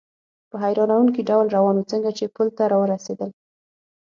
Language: Pashto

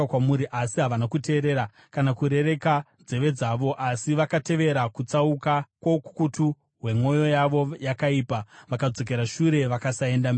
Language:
Shona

